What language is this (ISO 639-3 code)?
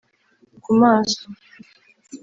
kin